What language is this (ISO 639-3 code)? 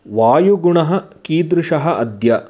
san